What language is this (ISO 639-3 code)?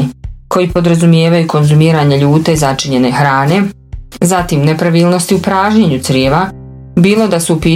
hrv